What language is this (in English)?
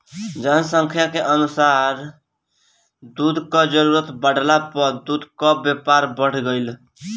Bhojpuri